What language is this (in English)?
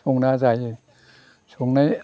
Bodo